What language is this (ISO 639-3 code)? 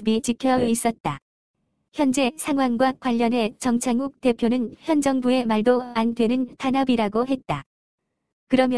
kor